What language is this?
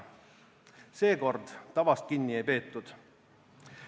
Estonian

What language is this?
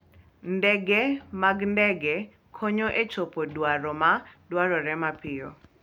Luo (Kenya and Tanzania)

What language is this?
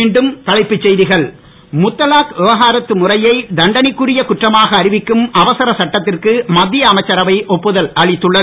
Tamil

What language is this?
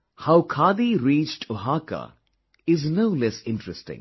English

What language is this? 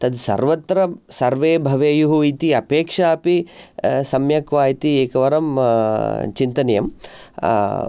Sanskrit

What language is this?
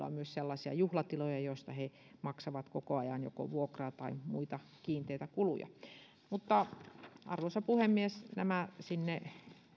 Finnish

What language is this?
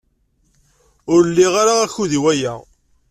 Kabyle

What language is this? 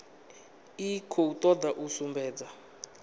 Venda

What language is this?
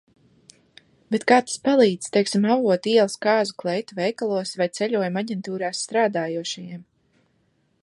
Latvian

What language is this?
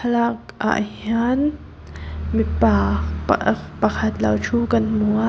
Mizo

